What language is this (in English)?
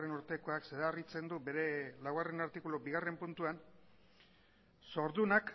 Basque